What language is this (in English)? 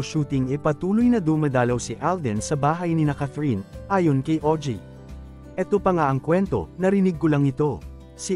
Filipino